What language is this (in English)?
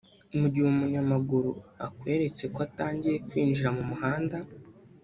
Kinyarwanda